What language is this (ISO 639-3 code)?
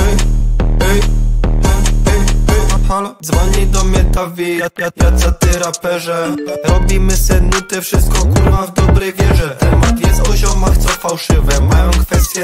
pol